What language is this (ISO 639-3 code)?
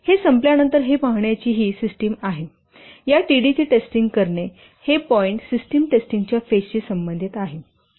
mar